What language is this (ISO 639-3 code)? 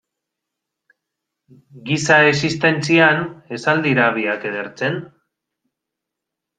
eus